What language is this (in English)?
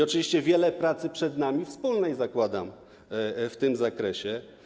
Polish